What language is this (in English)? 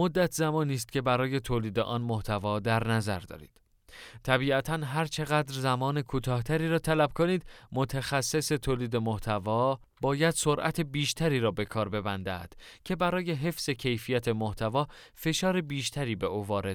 Persian